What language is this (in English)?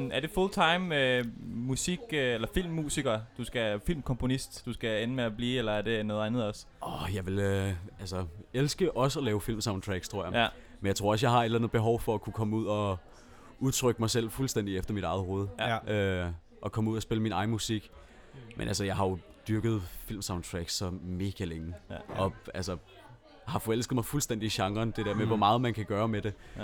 Danish